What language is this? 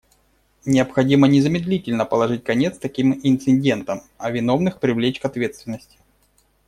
Russian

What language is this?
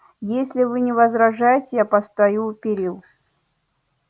Russian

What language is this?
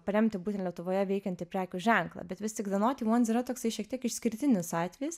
Lithuanian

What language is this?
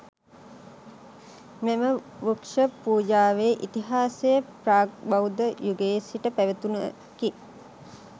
Sinhala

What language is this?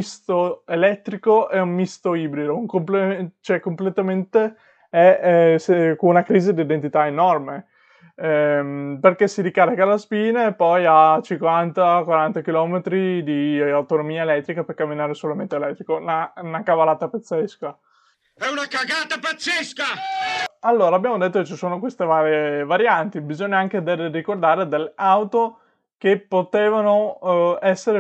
Italian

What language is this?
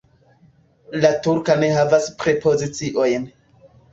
Esperanto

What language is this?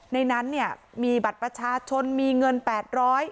Thai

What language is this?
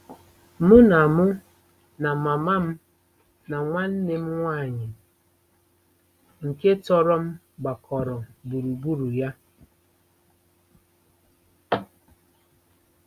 Igbo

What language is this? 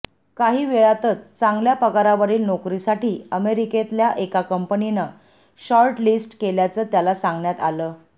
Marathi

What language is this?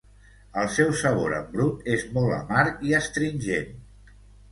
Catalan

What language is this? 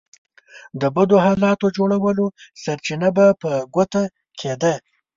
Pashto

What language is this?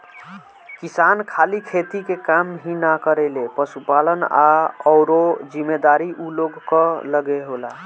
Bhojpuri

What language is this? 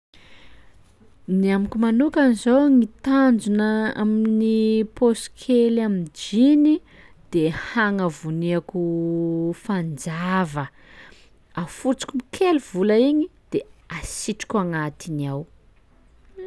Sakalava Malagasy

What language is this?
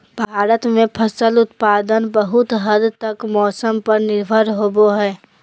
Magahi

